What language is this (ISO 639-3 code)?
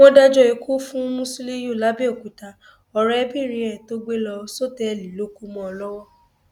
yor